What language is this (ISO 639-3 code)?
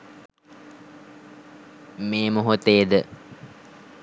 sin